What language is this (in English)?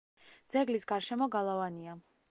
Georgian